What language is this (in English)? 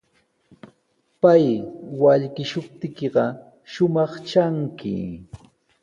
Sihuas Ancash Quechua